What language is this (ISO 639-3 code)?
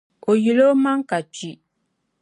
dag